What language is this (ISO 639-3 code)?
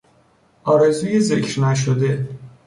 fas